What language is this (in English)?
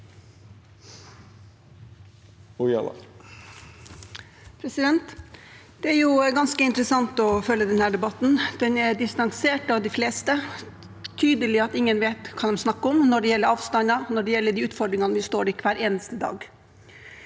Norwegian